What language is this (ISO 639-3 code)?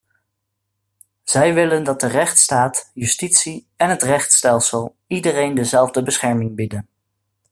nld